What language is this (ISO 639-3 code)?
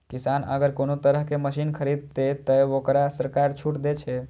mai